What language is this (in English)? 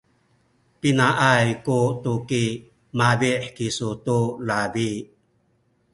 Sakizaya